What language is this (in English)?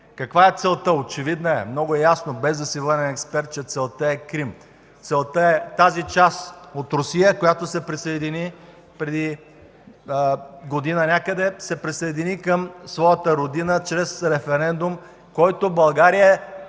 Bulgarian